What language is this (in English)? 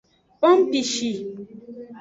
Aja (Benin)